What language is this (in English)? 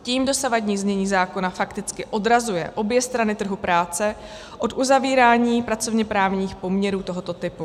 Czech